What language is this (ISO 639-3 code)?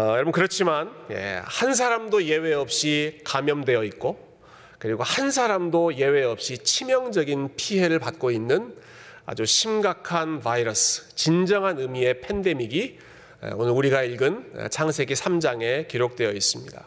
kor